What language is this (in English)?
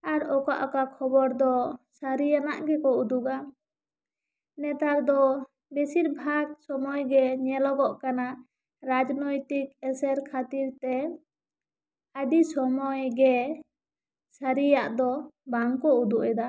Santali